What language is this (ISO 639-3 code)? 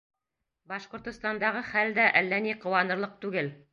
bak